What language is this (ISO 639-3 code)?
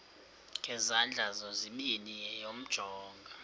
xho